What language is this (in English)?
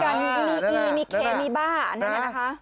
Thai